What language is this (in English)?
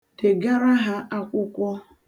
Igbo